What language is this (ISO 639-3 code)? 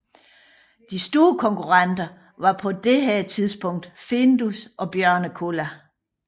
dan